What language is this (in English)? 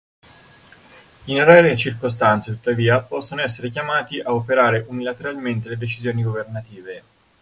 Italian